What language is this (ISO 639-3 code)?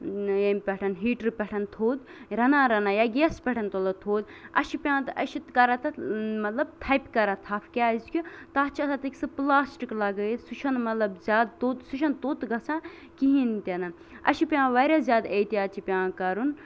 kas